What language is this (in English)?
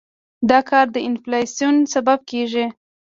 Pashto